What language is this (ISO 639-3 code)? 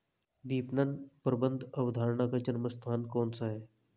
hin